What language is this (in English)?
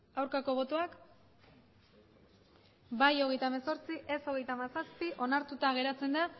Basque